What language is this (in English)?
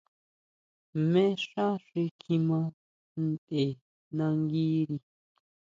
Huautla Mazatec